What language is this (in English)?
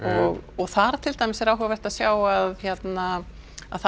Icelandic